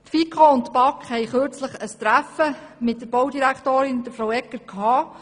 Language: Swiss German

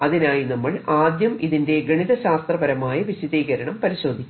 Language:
Malayalam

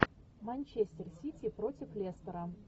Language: Russian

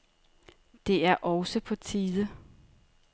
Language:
Danish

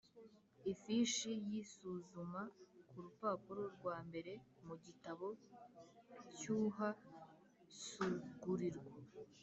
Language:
Kinyarwanda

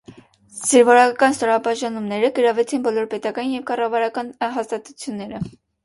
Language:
Armenian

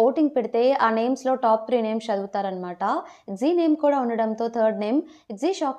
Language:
Telugu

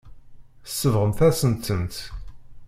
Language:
Kabyle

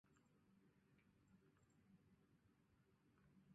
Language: Chinese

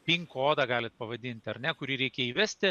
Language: Lithuanian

